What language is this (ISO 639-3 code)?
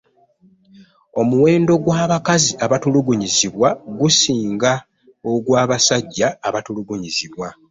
lug